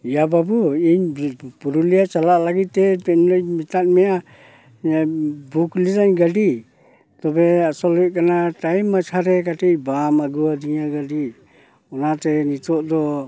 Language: Santali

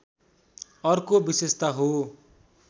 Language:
Nepali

